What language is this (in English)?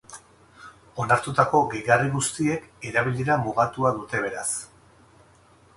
Basque